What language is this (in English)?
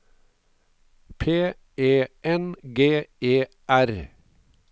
Norwegian